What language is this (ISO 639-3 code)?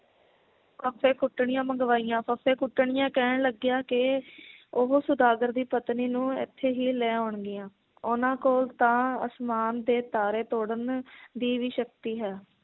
pan